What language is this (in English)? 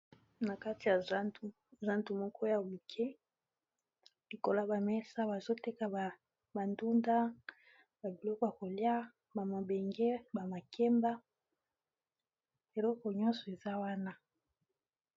Lingala